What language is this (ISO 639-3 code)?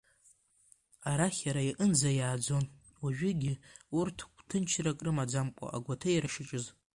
abk